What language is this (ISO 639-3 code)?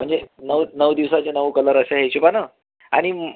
mar